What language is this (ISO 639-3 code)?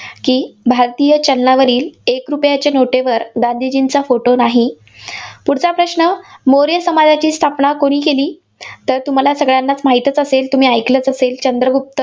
mar